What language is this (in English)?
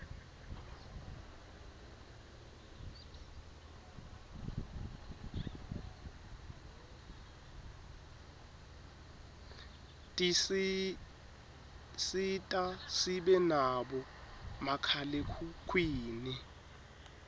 Swati